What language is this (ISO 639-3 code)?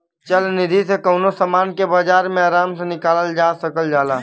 bho